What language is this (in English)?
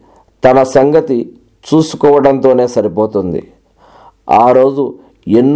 Telugu